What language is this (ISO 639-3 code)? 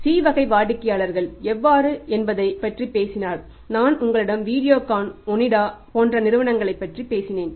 tam